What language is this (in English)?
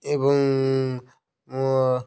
Odia